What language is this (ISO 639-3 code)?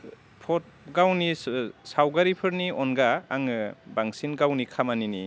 brx